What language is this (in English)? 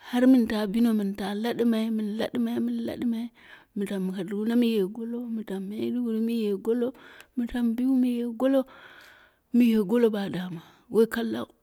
Dera (Nigeria)